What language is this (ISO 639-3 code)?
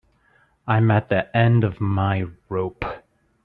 eng